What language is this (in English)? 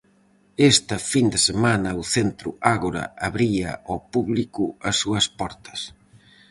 Galician